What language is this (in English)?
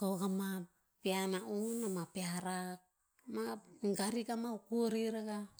Tinputz